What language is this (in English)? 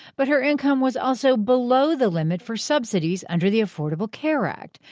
English